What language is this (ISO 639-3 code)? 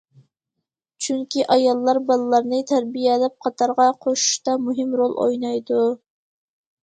uig